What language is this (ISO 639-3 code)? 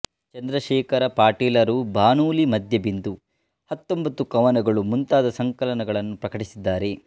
kan